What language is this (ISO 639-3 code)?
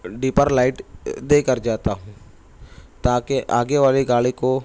urd